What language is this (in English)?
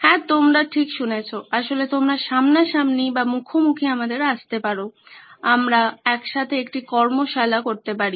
Bangla